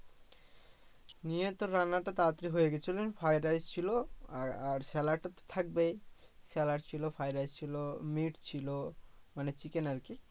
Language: Bangla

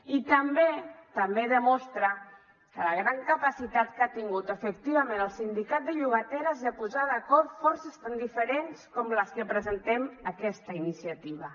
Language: Catalan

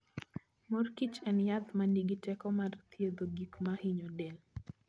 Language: Luo (Kenya and Tanzania)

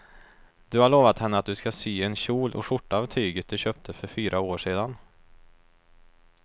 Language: Swedish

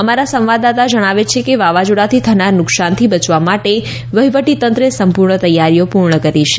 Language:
Gujarati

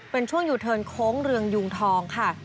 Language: Thai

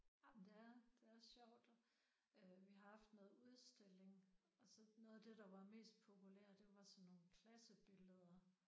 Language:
Danish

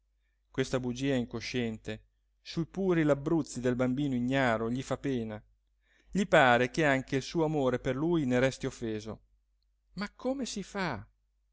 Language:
Italian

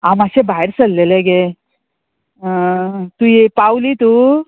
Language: Konkani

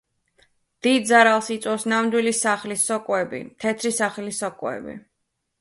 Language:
Georgian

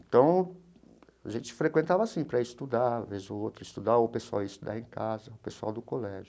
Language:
Portuguese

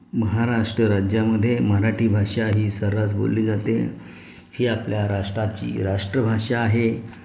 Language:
Marathi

